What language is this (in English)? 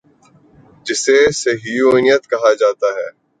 Urdu